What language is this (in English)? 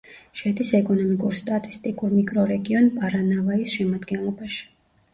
Georgian